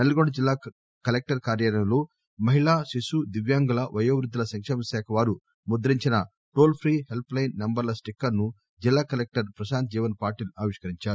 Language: Telugu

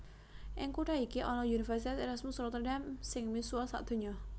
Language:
Javanese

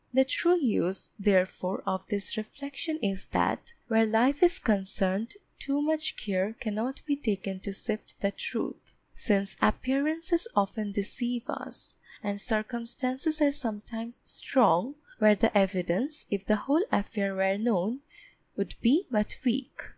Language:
English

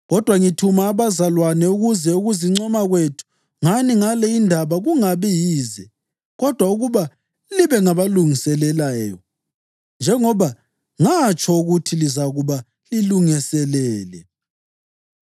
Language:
North Ndebele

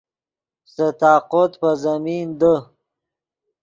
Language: Yidgha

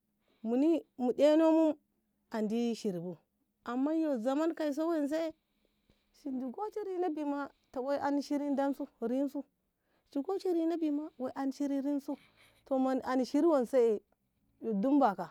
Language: Ngamo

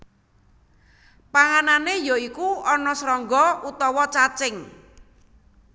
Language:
Javanese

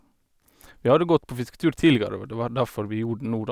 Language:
Norwegian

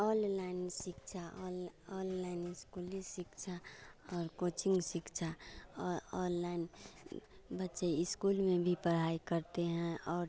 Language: Hindi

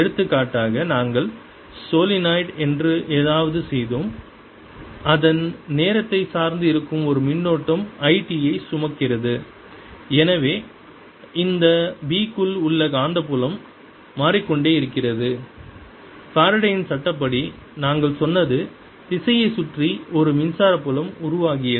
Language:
Tamil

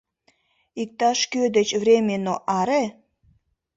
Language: Mari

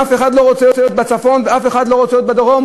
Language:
Hebrew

